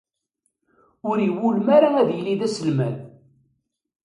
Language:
Kabyle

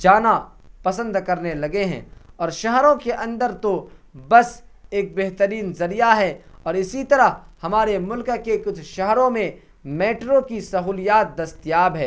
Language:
Urdu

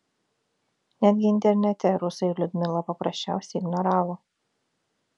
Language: Lithuanian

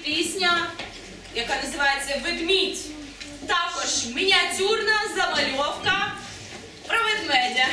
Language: Ukrainian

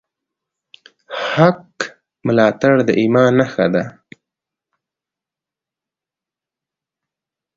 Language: Pashto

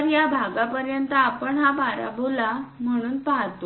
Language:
Marathi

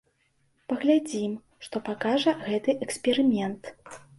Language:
Belarusian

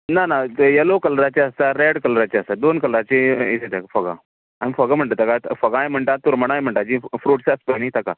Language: Konkani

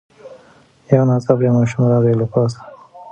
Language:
Pashto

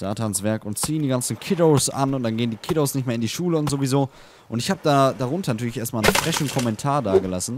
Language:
German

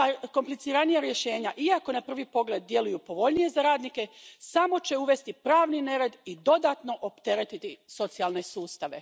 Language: Croatian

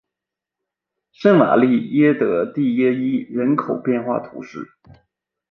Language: Chinese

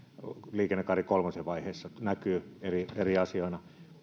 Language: Finnish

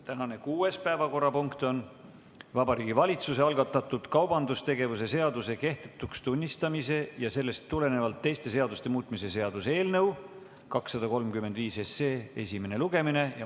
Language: Estonian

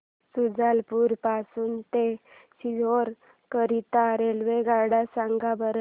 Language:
Marathi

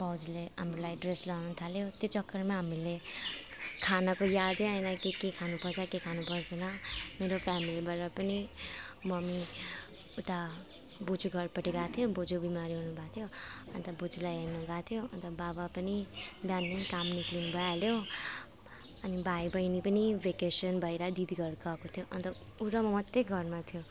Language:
Nepali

